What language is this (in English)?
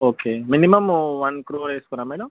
Telugu